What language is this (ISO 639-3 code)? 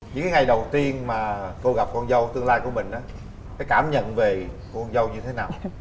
vie